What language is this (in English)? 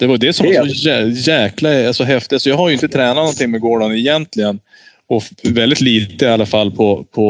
Swedish